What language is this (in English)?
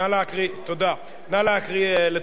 Hebrew